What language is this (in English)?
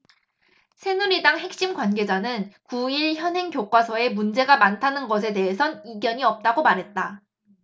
Korean